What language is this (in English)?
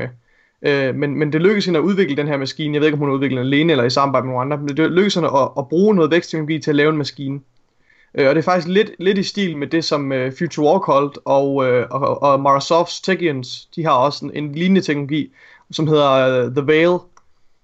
Danish